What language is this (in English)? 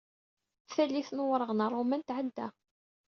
Kabyle